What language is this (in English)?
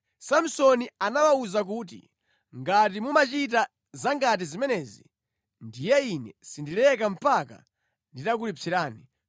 Nyanja